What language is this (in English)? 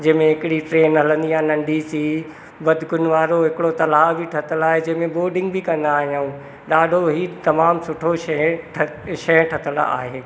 Sindhi